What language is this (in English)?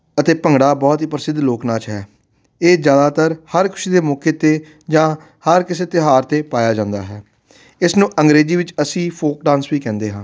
Punjabi